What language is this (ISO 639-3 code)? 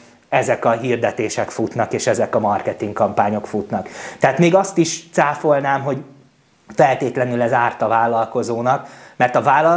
hun